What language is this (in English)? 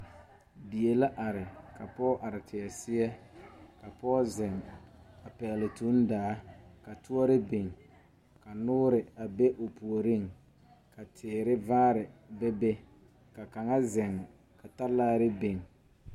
Southern Dagaare